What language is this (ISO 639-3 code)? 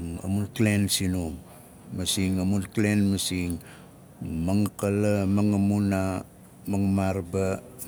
nal